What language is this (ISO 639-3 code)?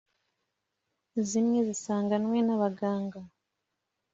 kin